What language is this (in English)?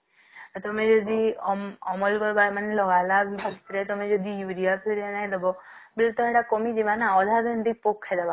Odia